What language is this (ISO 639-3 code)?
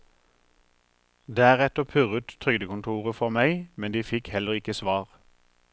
nor